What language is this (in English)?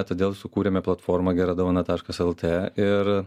Lithuanian